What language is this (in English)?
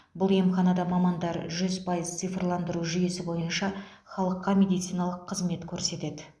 Kazakh